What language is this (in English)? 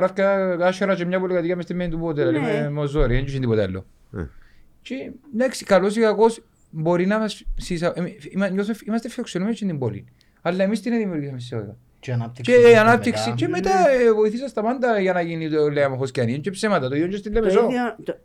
Greek